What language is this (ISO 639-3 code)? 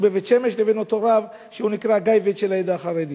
heb